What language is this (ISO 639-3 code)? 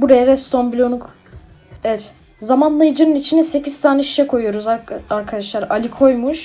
tur